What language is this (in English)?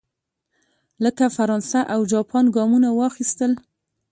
Pashto